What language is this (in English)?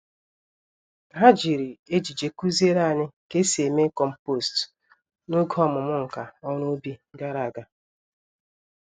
Igbo